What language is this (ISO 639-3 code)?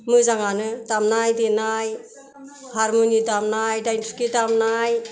brx